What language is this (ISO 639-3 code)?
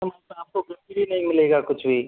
hin